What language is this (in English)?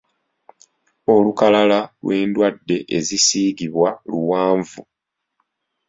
Ganda